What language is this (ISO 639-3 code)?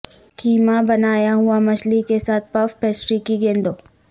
urd